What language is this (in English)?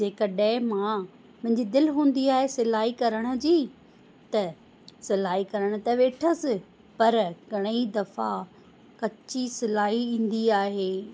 Sindhi